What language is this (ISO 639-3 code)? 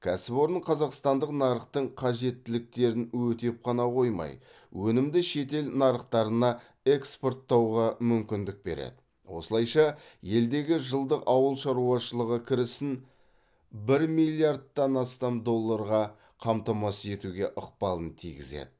kaz